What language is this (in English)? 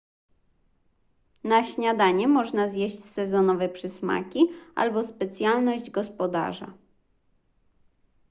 Polish